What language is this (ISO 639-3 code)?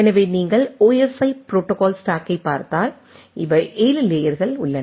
tam